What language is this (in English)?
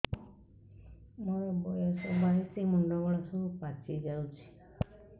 Odia